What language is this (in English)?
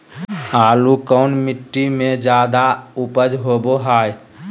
Magahi